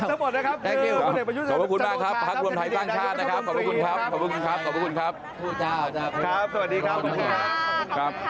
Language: Thai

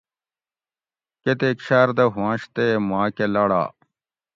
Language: Gawri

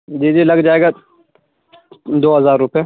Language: Urdu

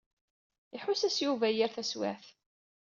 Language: Kabyle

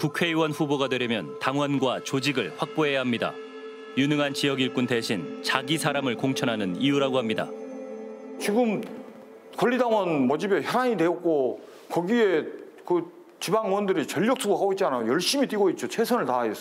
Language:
Korean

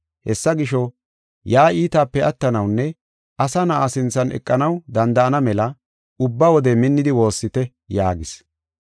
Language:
Gofa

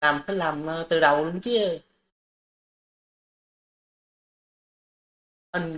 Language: Vietnamese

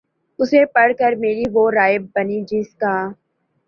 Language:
Urdu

